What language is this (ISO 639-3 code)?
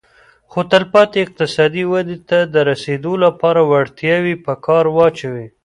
pus